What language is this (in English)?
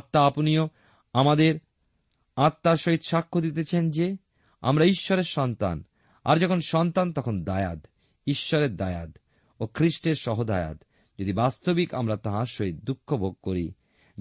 Bangla